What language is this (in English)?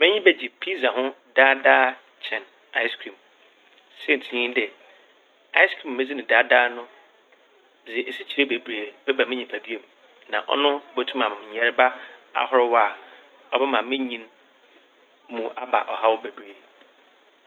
Akan